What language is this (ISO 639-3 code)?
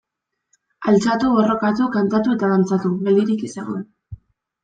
eus